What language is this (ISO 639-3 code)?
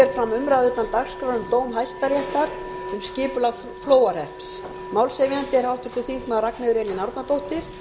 isl